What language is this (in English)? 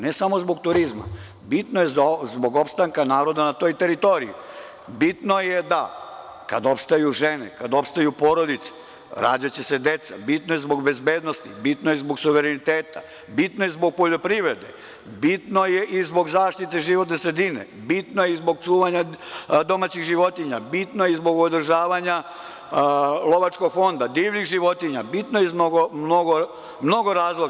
Serbian